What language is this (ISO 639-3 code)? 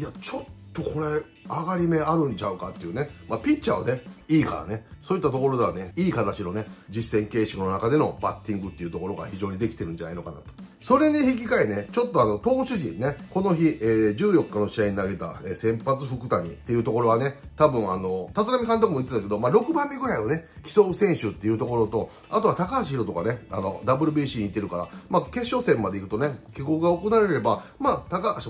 jpn